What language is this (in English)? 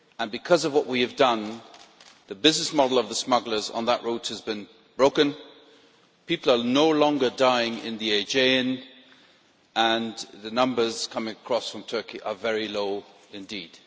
English